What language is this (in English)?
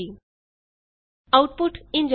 Punjabi